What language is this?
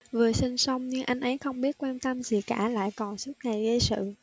Vietnamese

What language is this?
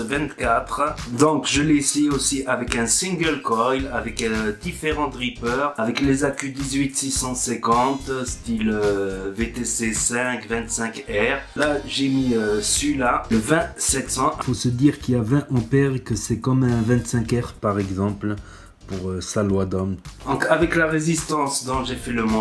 French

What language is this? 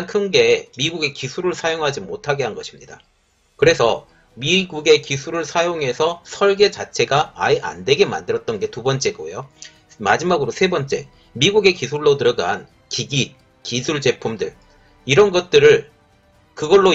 Korean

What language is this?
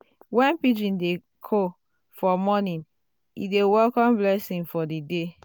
Nigerian Pidgin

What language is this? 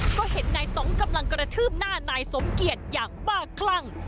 Thai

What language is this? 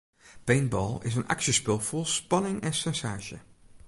Western Frisian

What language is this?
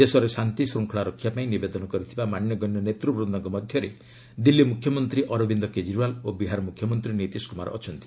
Odia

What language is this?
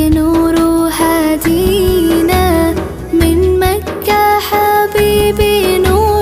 Arabic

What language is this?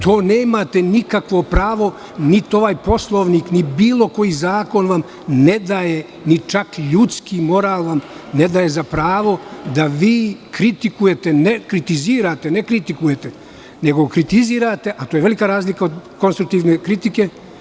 Serbian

